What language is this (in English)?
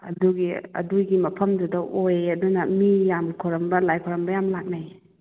Manipuri